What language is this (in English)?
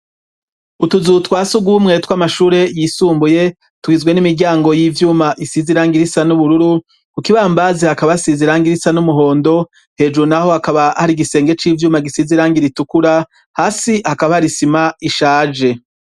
Rundi